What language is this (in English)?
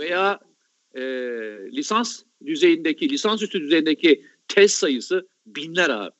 Turkish